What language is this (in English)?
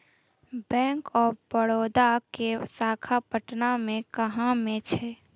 Maithili